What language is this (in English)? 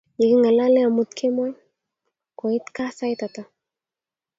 Kalenjin